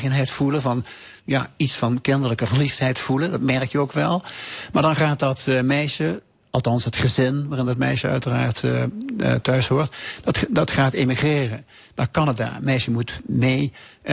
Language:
Dutch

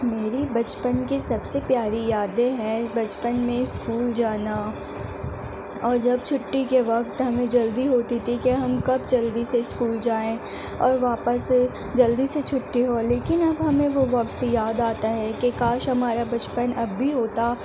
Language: Urdu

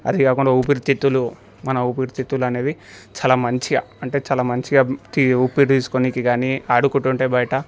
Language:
Telugu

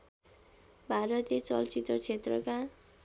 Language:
Nepali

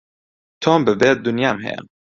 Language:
Central Kurdish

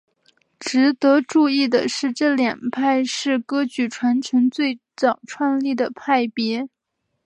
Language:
Chinese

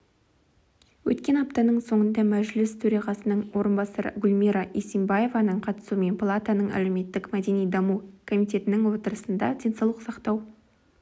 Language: Kazakh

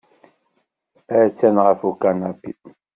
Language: Kabyle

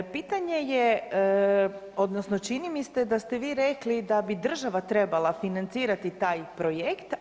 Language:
Croatian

